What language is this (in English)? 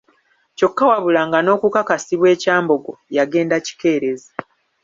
Ganda